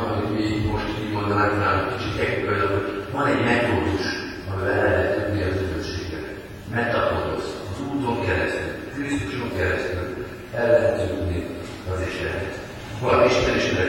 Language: Hungarian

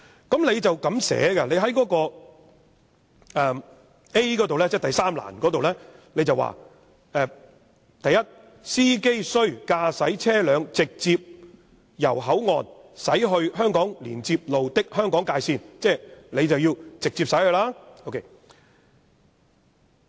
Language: Cantonese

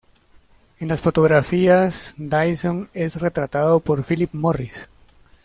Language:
Spanish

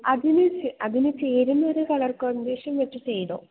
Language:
Malayalam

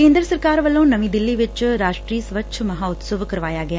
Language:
Punjabi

